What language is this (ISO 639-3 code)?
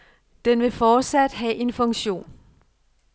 dan